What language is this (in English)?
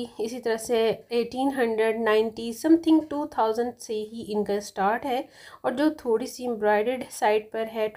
Hindi